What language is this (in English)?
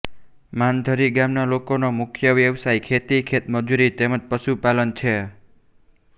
Gujarati